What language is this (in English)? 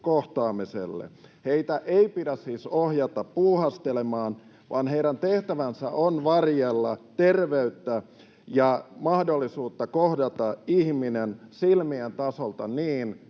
Finnish